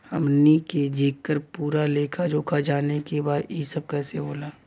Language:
Bhojpuri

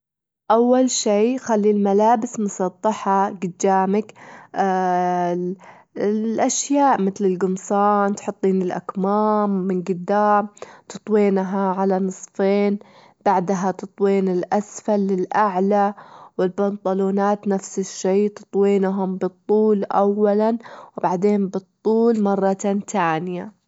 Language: Gulf Arabic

